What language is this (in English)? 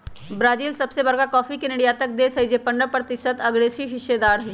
Magahi